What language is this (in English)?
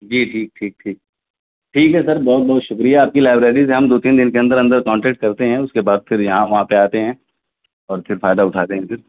Urdu